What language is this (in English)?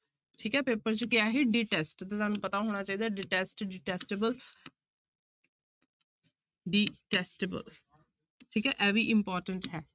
Punjabi